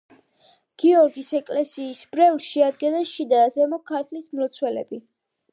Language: Georgian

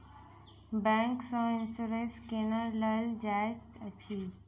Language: Maithili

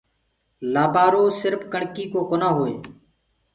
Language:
Gurgula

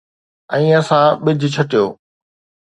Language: Sindhi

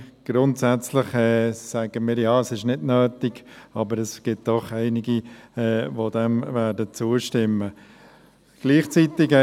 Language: Swiss German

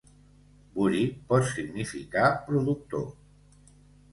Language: Catalan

